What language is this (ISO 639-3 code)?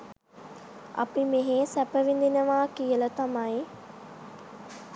sin